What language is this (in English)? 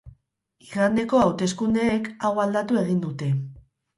Basque